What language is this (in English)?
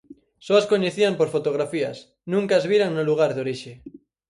Galician